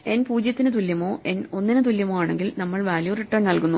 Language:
Malayalam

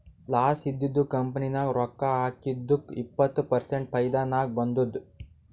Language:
Kannada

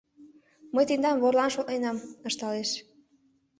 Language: Mari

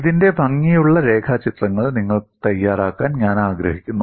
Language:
Malayalam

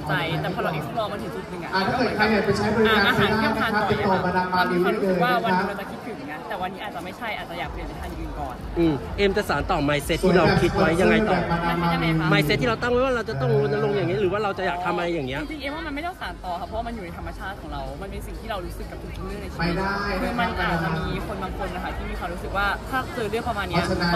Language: Thai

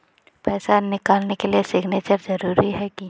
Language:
Magahi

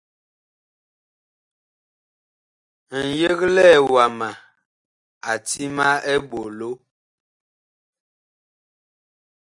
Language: Bakoko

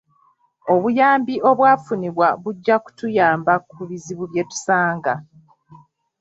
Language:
Ganda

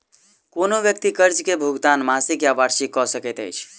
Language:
Maithili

